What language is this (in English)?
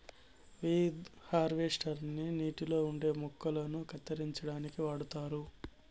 Telugu